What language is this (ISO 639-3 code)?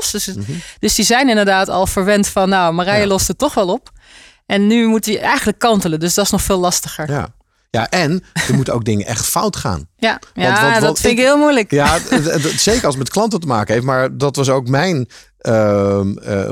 nld